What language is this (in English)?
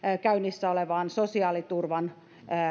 Finnish